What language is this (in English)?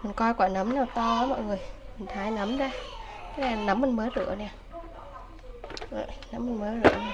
Vietnamese